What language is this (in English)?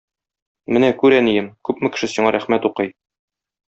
Tatar